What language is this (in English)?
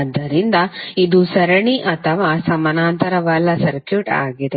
Kannada